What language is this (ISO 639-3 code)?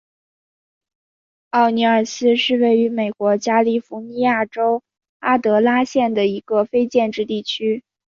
zho